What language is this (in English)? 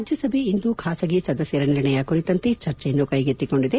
Kannada